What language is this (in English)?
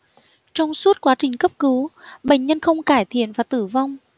Vietnamese